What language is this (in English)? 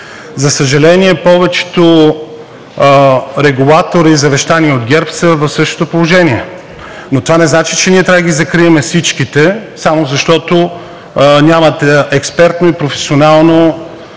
Bulgarian